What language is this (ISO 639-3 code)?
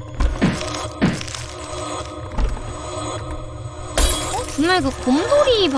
kor